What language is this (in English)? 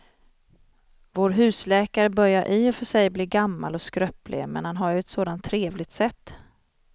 Swedish